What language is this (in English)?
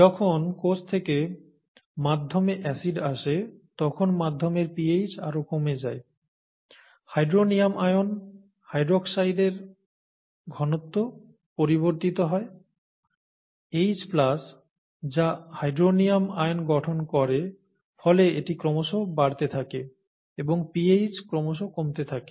Bangla